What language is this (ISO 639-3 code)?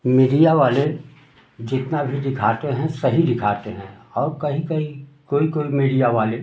hin